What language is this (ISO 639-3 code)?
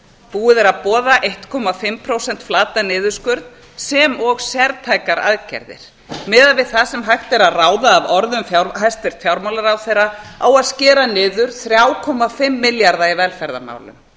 isl